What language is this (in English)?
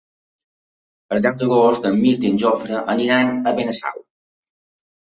Catalan